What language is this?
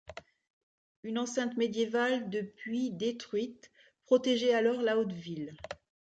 French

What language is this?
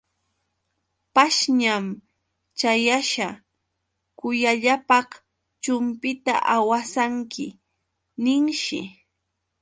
Yauyos Quechua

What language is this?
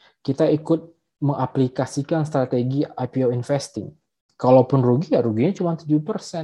Indonesian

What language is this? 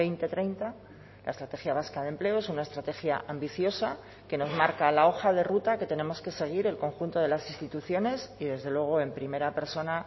Spanish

